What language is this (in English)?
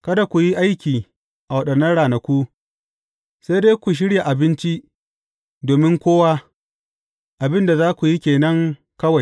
Hausa